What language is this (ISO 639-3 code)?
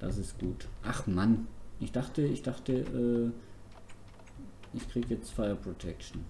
deu